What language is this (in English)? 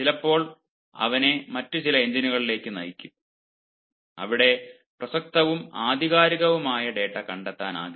Malayalam